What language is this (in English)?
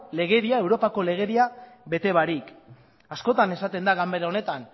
Basque